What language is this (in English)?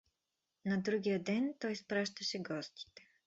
Bulgarian